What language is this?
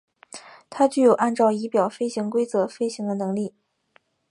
Chinese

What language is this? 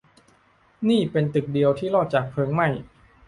Thai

